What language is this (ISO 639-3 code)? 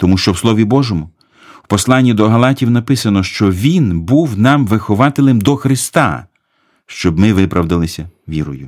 ukr